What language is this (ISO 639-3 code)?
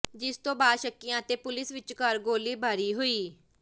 pan